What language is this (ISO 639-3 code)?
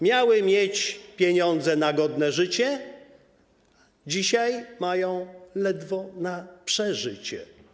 pol